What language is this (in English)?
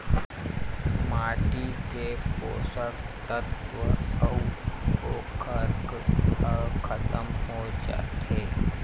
Chhattisgarhi